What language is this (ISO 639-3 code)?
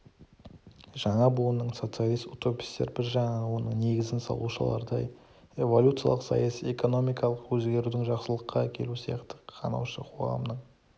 kaz